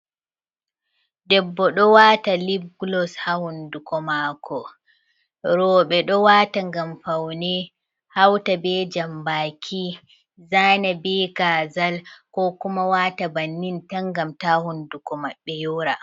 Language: Fula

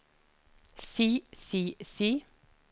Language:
Norwegian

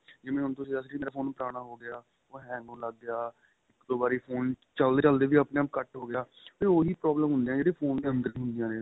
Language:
Punjabi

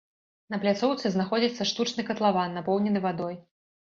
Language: Belarusian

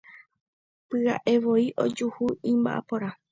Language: Guarani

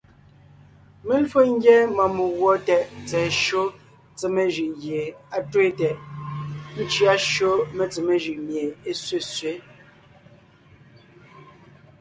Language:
Ngiemboon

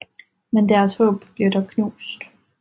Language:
Danish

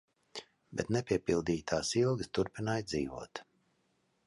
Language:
Latvian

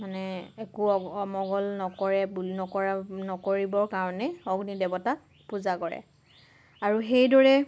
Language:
Assamese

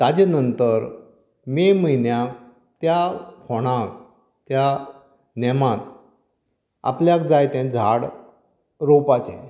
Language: Konkani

